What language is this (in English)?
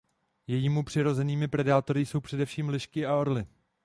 Czech